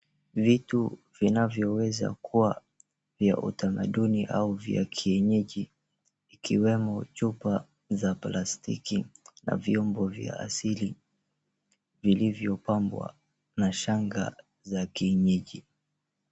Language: Swahili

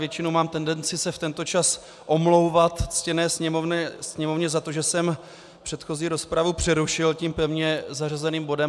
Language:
Czech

